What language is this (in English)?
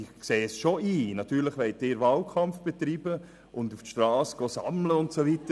Swiss German